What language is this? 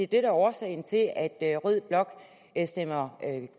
Danish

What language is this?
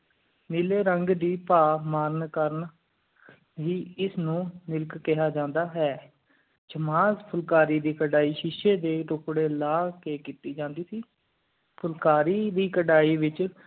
Punjabi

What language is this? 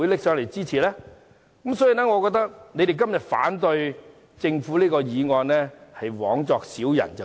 Cantonese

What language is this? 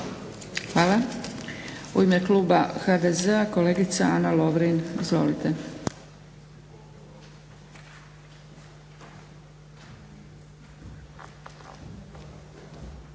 Croatian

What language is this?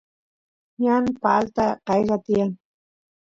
Santiago del Estero Quichua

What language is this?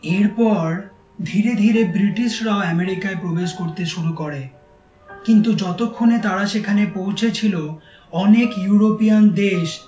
Bangla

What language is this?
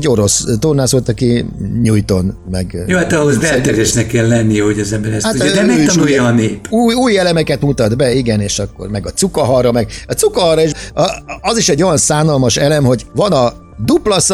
Hungarian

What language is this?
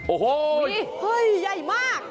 Thai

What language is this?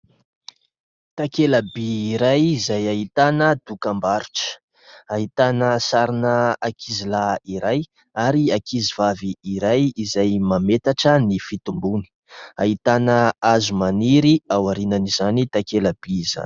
Malagasy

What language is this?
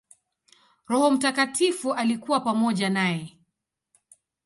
Swahili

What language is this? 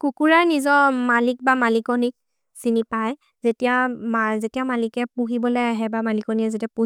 Maria (India)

